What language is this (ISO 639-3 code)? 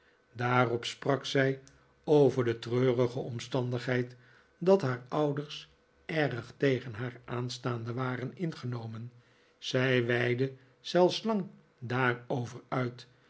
nld